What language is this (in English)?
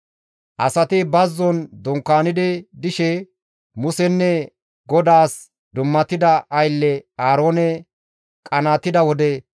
Gamo